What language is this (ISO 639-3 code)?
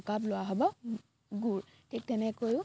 asm